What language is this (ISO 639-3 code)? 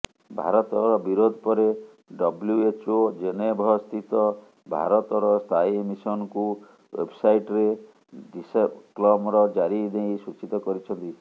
ori